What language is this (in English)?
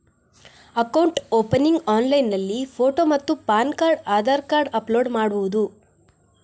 Kannada